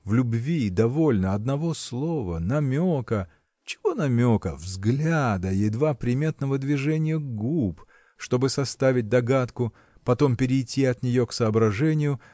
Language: Russian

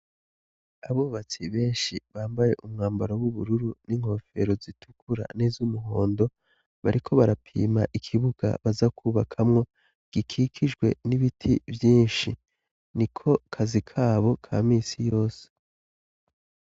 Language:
Rundi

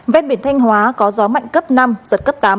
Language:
Vietnamese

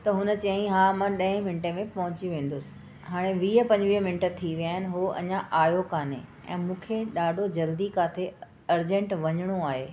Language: Sindhi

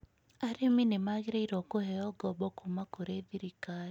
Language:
Kikuyu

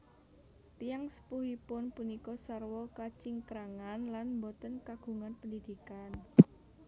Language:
Javanese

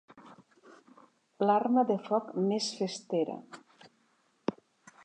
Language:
Catalan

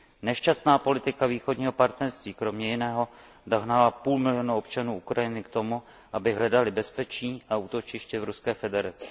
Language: Czech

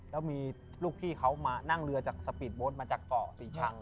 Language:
Thai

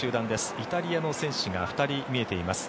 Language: Japanese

